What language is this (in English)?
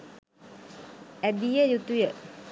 Sinhala